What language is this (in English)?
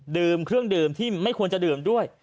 Thai